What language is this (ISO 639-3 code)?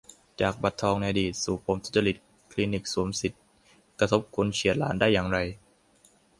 tha